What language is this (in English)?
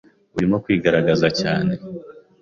Kinyarwanda